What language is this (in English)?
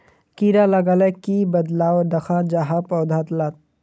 Magahi